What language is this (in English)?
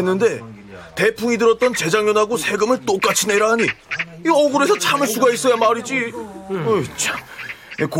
Korean